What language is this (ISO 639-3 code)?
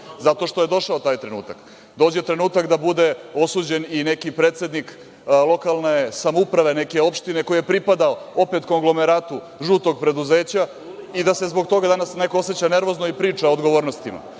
srp